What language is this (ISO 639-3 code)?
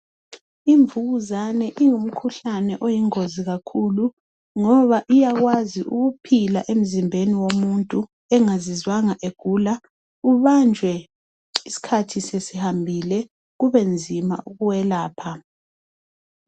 nde